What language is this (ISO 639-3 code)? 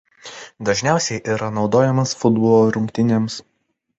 lit